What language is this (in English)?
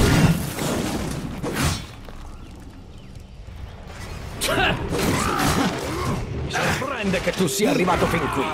Italian